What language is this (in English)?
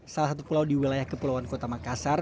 Indonesian